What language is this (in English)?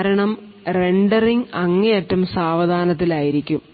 Malayalam